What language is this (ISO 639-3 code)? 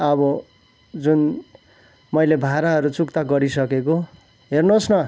nep